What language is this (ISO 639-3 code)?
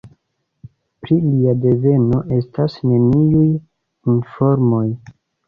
epo